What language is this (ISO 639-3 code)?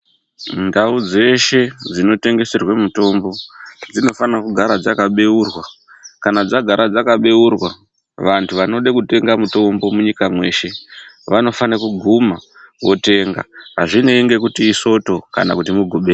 ndc